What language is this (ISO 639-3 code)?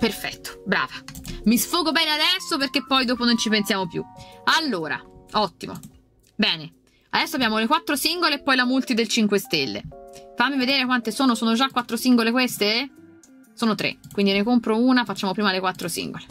ita